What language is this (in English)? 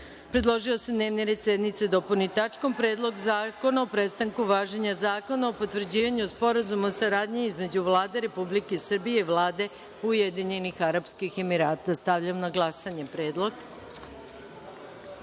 Serbian